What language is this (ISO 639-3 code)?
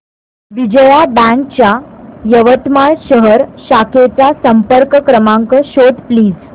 mar